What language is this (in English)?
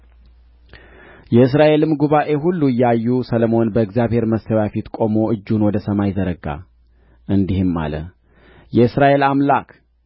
Amharic